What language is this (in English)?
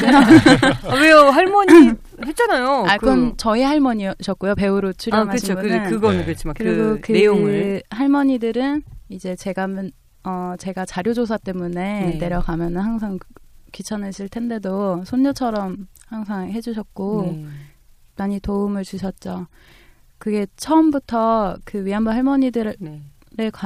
Korean